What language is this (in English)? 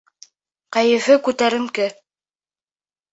Bashkir